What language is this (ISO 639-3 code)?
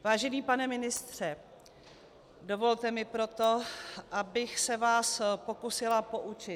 ces